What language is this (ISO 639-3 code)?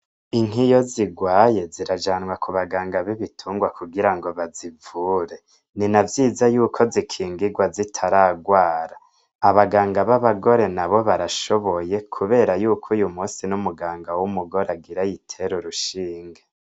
run